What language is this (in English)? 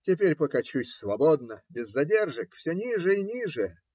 Russian